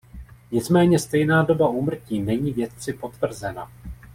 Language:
Czech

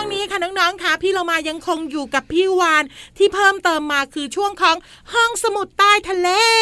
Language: Thai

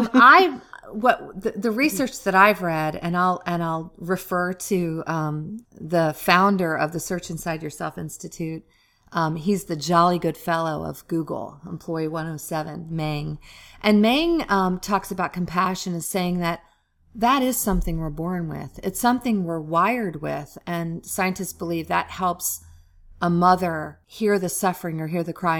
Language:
English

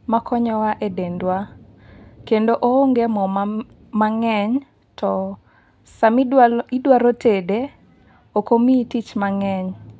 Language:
Luo (Kenya and Tanzania)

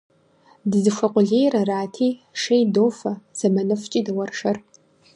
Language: Kabardian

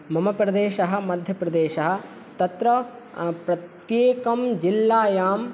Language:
Sanskrit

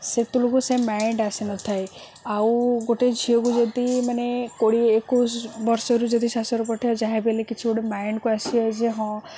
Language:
Odia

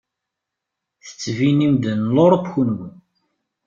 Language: Kabyle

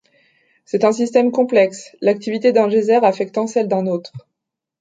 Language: French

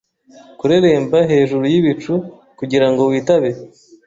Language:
Kinyarwanda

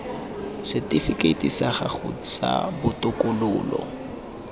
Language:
Tswana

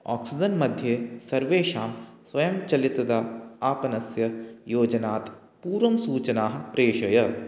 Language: Sanskrit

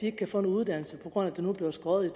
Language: Danish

